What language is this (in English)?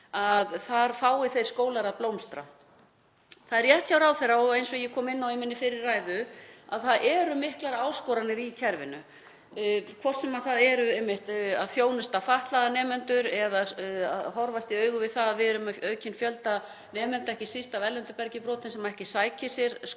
Icelandic